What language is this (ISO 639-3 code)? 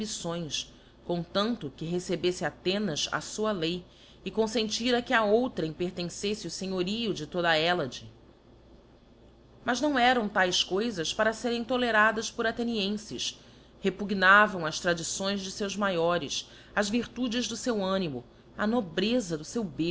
por